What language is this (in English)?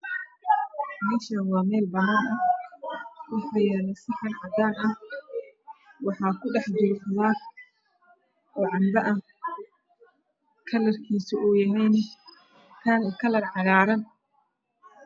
Somali